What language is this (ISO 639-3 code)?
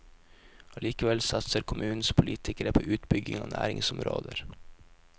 nor